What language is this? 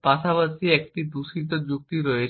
Bangla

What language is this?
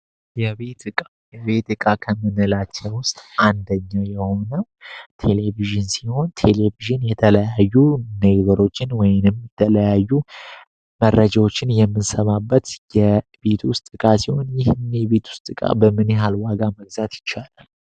Amharic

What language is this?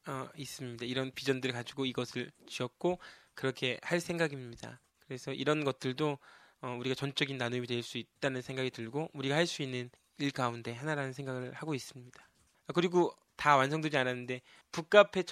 Korean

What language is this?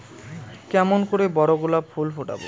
Bangla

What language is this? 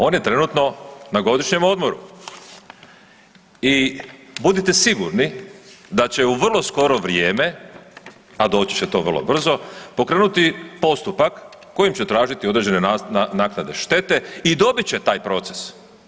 Croatian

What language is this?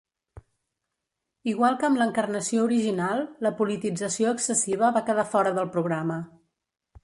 Catalan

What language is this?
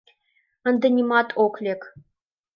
Mari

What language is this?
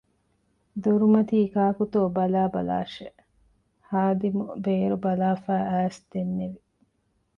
Divehi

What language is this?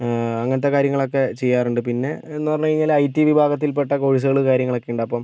Malayalam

